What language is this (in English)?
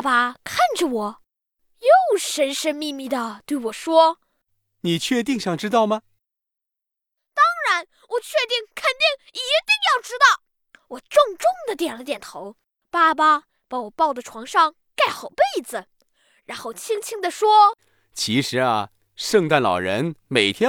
Chinese